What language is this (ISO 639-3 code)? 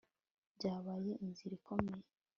kin